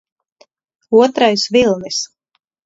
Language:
Latvian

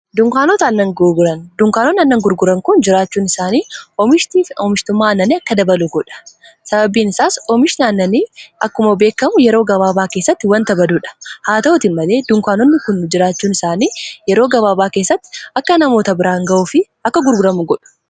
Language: Oromo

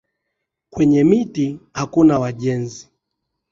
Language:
Swahili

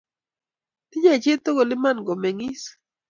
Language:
Kalenjin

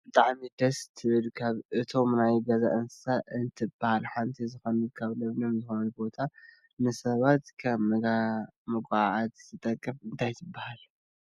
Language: Tigrinya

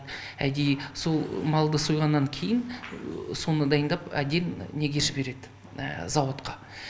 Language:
Kazakh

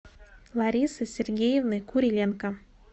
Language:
Russian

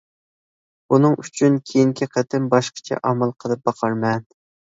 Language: Uyghur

